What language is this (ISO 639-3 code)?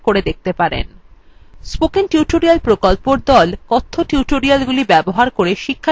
ben